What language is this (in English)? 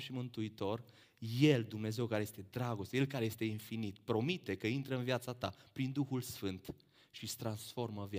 Romanian